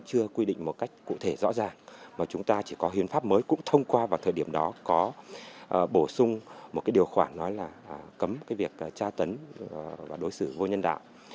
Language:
Vietnamese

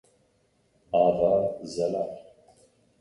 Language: Kurdish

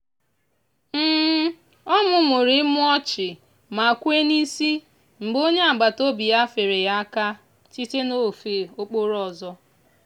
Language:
Igbo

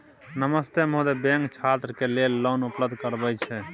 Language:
Maithili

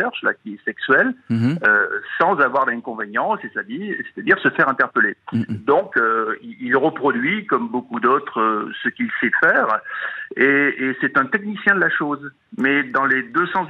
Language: French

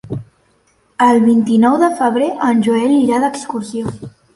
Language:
Catalan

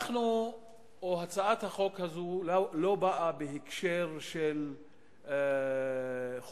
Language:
Hebrew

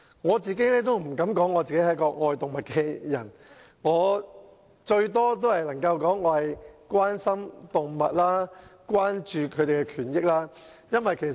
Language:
Cantonese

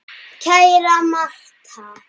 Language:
Icelandic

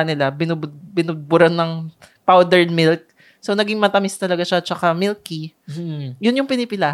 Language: Filipino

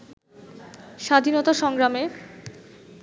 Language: Bangla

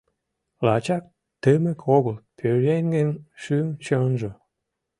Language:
Mari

